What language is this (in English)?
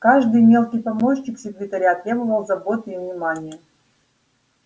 Russian